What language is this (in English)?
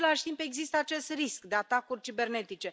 Romanian